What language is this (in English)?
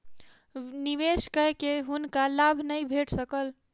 Maithili